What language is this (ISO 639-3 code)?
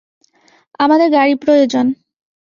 ben